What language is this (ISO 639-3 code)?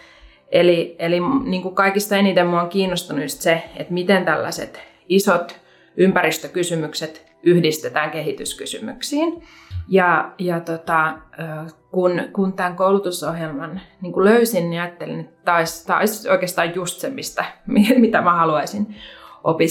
fin